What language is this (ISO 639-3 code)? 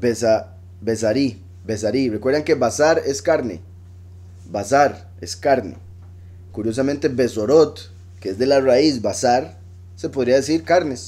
spa